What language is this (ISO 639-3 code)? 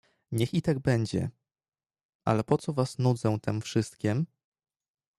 pol